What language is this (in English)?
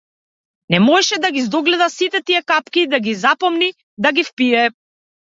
Macedonian